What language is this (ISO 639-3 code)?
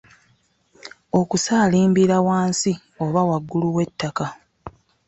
lug